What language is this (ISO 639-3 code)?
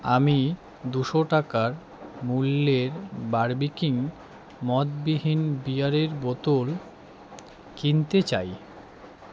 ben